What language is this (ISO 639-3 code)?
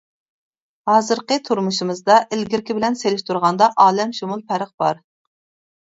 uig